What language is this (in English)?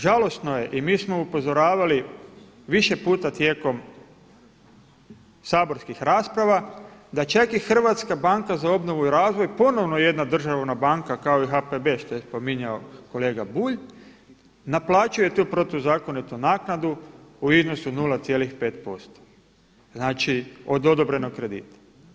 Croatian